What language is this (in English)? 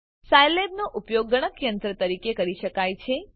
Gujarati